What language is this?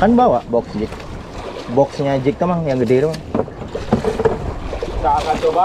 Indonesian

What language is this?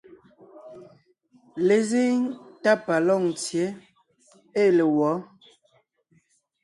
Ngiemboon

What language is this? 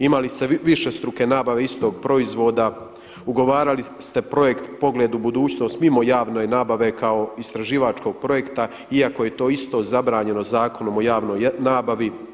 Croatian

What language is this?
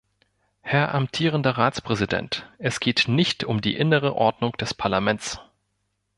German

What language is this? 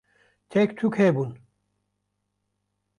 Kurdish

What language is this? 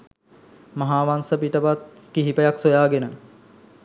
Sinhala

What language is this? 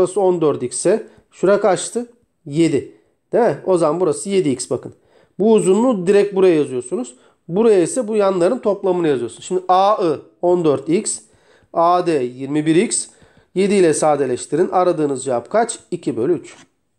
Turkish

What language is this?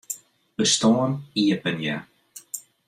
Western Frisian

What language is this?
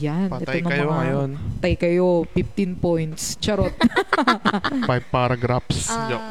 Filipino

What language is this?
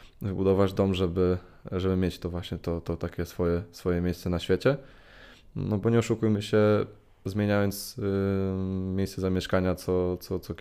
Polish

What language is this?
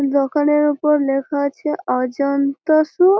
Bangla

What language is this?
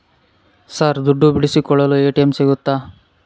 Kannada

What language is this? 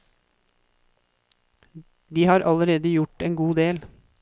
Norwegian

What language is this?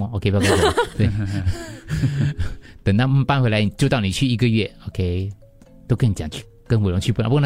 Chinese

